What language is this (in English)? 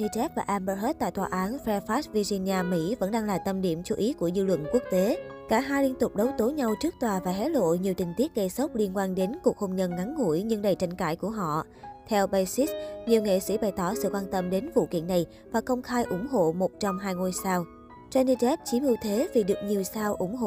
Vietnamese